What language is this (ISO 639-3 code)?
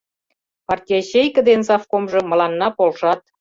chm